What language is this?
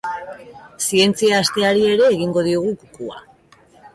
Basque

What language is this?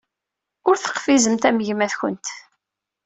Kabyle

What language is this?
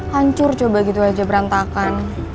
Indonesian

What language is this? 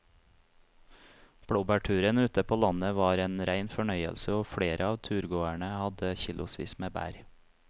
Norwegian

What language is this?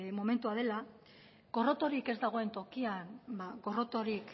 Basque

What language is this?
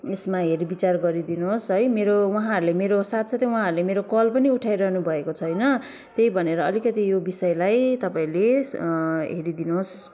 Nepali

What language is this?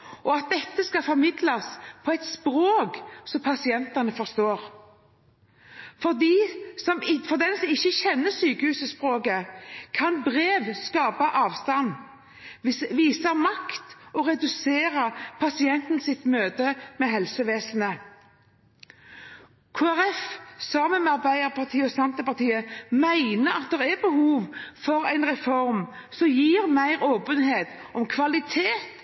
Norwegian Bokmål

